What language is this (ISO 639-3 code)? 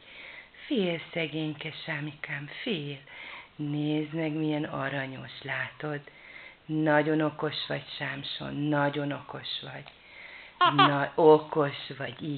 hun